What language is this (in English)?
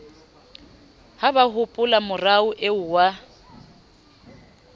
Southern Sotho